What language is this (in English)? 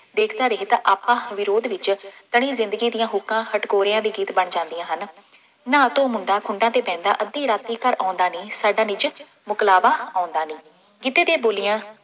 Punjabi